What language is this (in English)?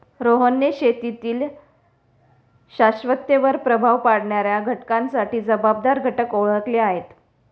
Marathi